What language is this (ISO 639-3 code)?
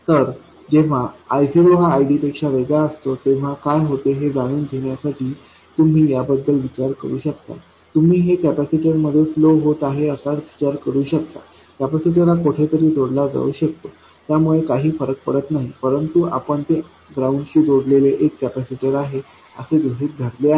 mar